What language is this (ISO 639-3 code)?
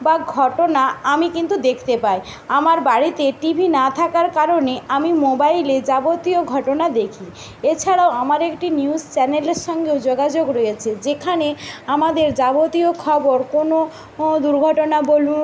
ben